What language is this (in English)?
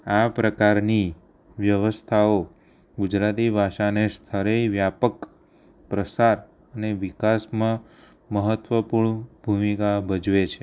Gujarati